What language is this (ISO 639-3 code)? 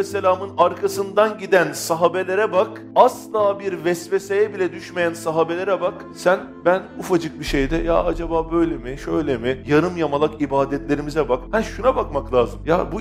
tur